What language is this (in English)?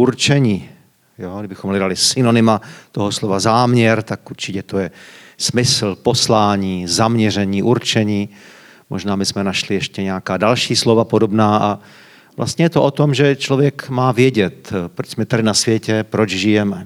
Czech